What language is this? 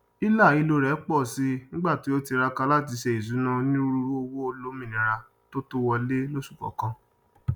Yoruba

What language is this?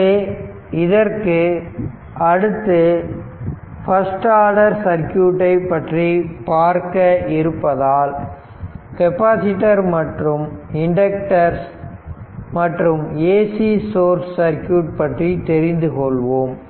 Tamil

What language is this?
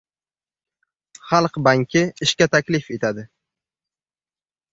Uzbek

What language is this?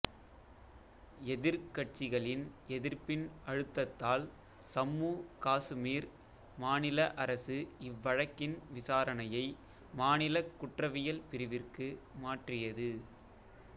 Tamil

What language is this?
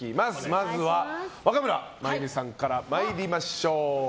Japanese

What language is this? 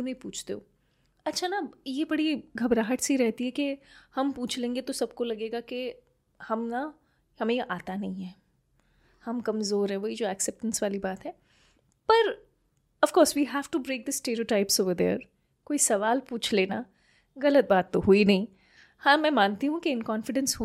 Hindi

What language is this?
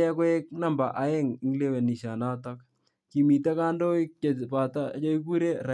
Kalenjin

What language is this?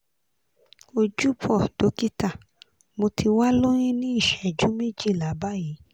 Yoruba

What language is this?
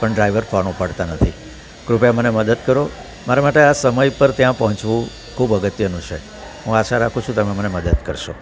Gujarati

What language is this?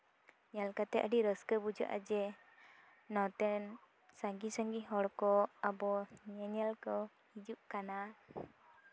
Santali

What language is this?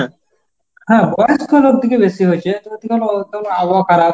Bangla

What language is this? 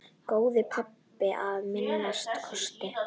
Icelandic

